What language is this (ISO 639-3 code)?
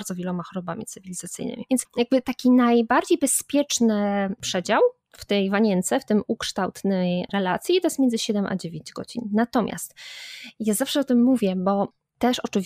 pol